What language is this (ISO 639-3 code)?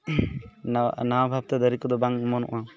sat